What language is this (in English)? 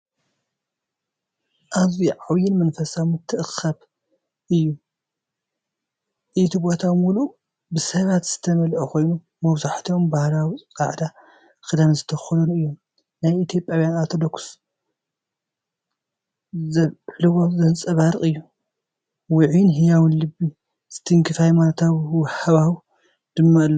Tigrinya